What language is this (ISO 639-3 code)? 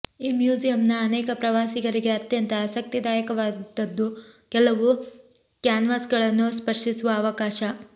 kan